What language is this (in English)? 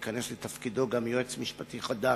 Hebrew